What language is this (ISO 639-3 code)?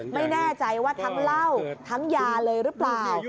tha